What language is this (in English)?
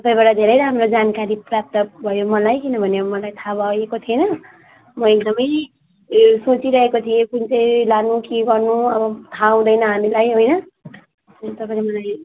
Nepali